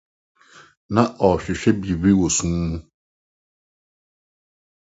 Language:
Akan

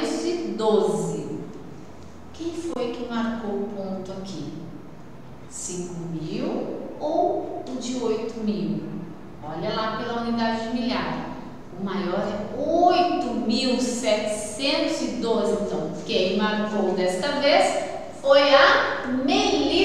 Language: Portuguese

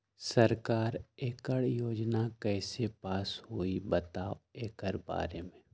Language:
Magahi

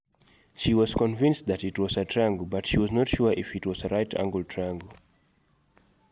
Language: Luo (Kenya and Tanzania)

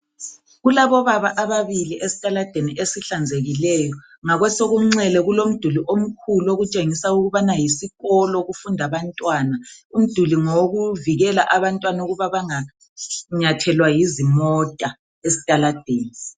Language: North Ndebele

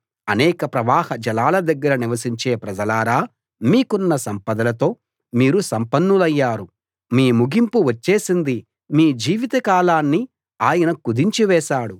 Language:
Telugu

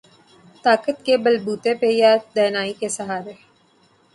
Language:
Urdu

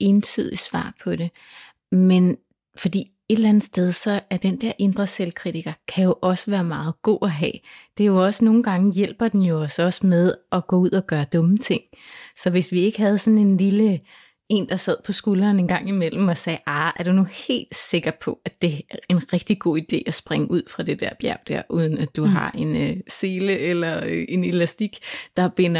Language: Danish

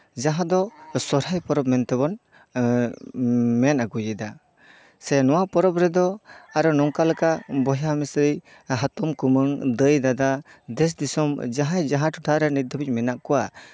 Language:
Santali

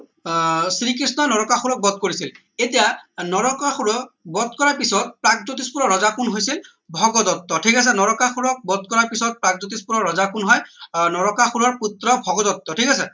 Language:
Assamese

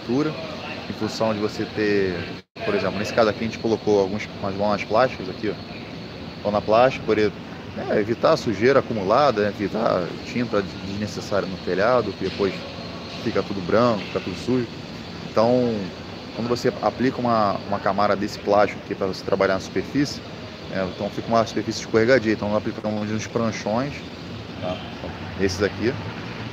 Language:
Portuguese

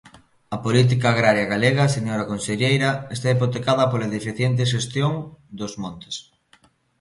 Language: Galician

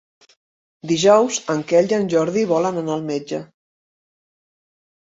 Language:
Catalan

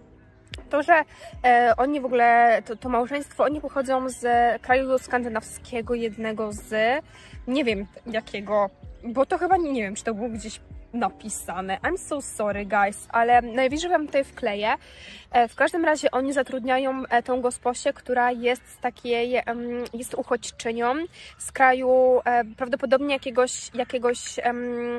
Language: Polish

